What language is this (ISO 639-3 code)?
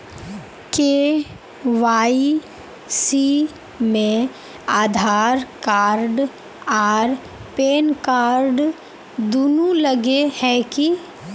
mag